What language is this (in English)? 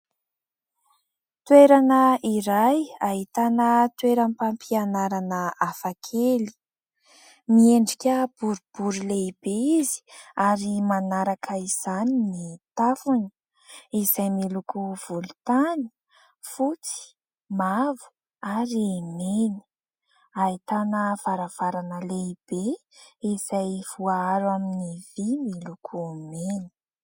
Malagasy